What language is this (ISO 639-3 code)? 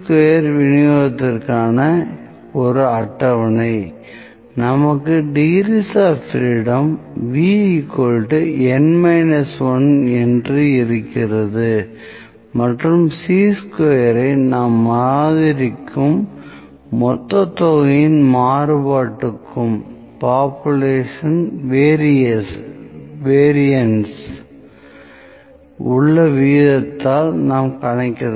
tam